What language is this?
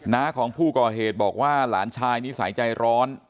Thai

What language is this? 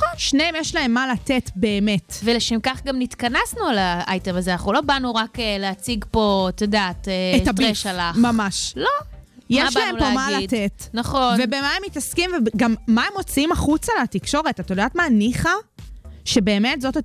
Hebrew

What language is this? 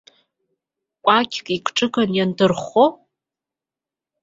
Abkhazian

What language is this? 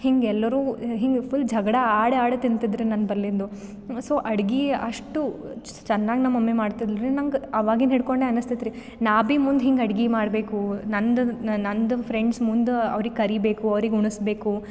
Kannada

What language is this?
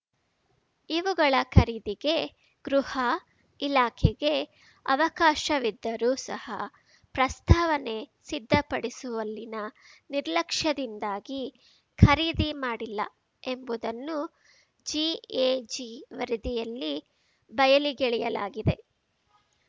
Kannada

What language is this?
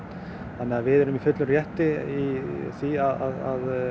Icelandic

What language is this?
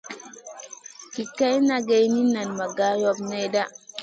Masana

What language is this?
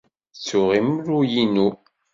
Kabyle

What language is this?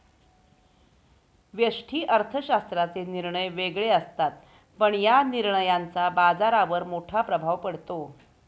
Marathi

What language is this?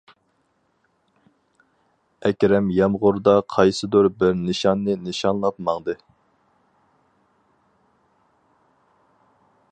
Uyghur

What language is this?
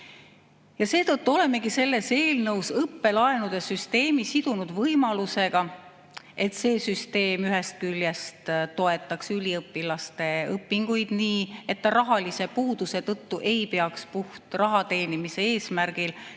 Estonian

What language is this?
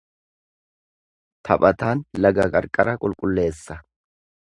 Oromo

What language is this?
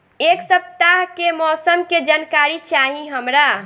Bhojpuri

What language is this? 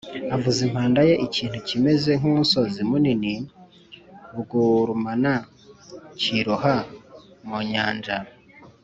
Kinyarwanda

